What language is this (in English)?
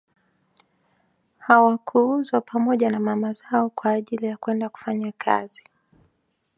Swahili